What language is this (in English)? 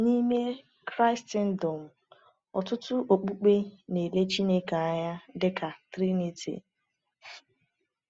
Igbo